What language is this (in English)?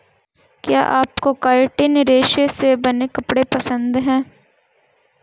Hindi